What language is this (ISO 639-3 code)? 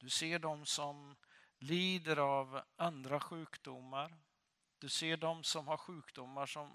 swe